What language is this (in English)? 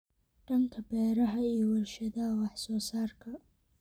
Somali